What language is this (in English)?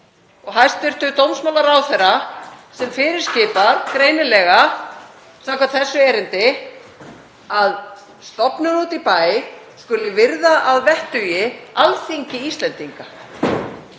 Icelandic